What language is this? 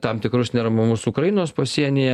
Lithuanian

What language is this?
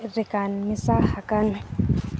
Santali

